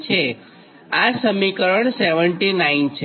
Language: Gujarati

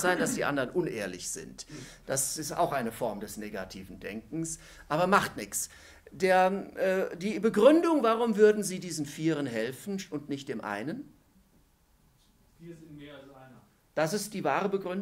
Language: German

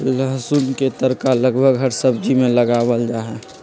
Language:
Magahi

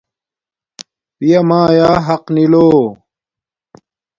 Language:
Domaaki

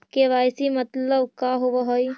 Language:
Magahi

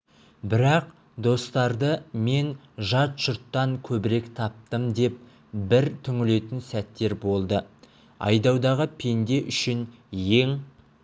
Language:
Kazakh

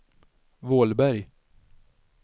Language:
Swedish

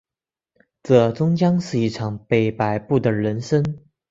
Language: Chinese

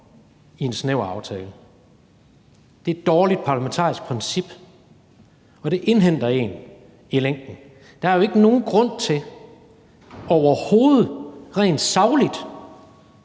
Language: Danish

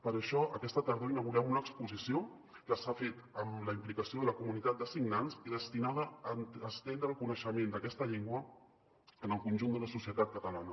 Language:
Catalan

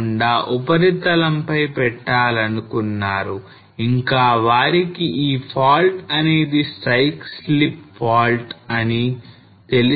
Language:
Telugu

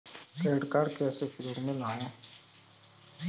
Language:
Hindi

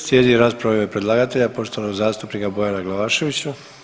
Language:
Croatian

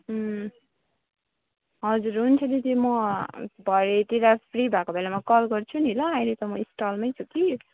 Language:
Nepali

